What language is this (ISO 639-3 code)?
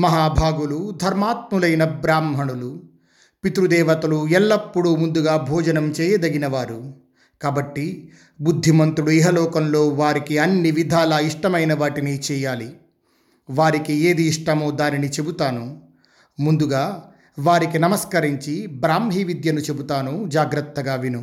tel